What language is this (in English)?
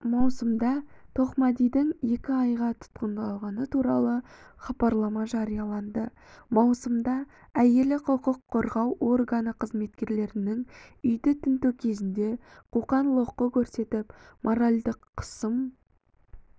Kazakh